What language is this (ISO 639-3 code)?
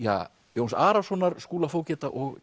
isl